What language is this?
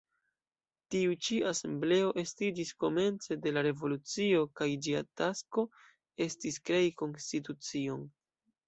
Esperanto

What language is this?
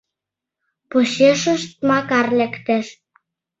Mari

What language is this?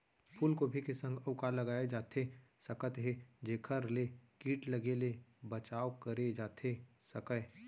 Chhattisgarhi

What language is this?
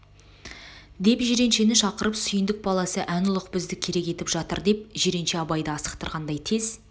Kazakh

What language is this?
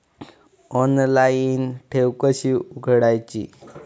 Marathi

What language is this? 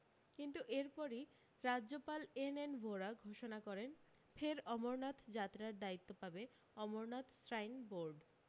Bangla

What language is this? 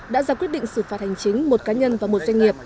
Vietnamese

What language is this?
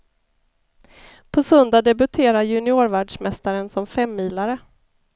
Swedish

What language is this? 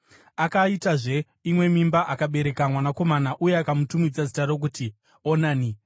Shona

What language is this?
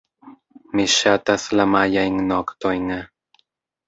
Esperanto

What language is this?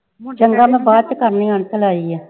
Punjabi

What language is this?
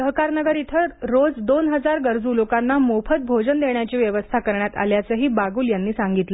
Marathi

